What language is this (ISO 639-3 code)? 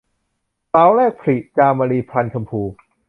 tha